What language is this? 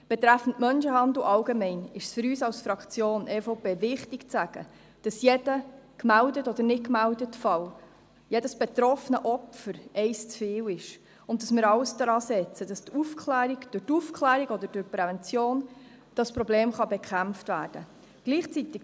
Swiss German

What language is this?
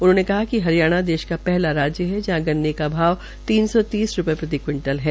Hindi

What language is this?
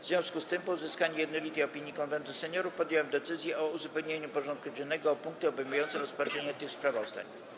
Polish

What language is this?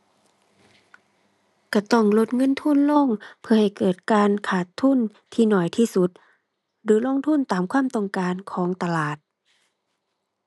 Thai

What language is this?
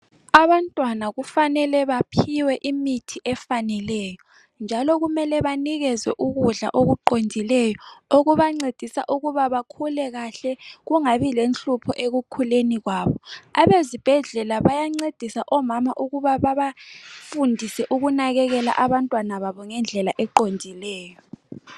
North Ndebele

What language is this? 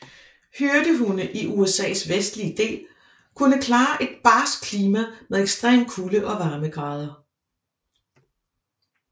Danish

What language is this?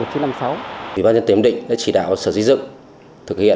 Vietnamese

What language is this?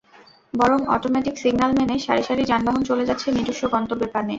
Bangla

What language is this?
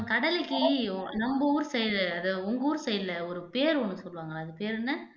Tamil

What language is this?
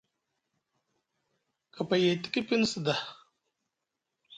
Musgu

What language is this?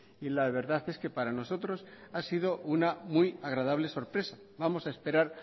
Spanish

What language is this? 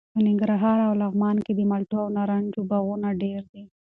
Pashto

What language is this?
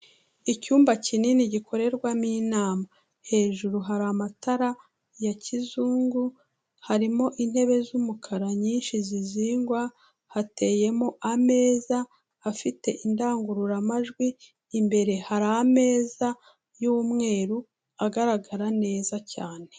Kinyarwanda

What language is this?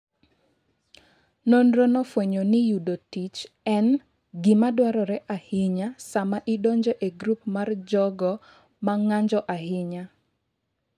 Luo (Kenya and Tanzania)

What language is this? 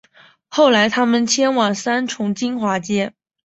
Chinese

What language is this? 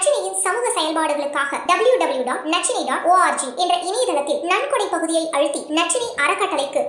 Tamil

